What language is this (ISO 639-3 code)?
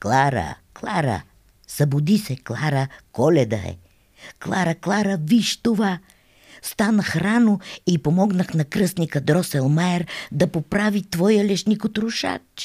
bul